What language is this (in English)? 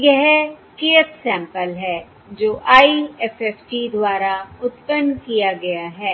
Hindi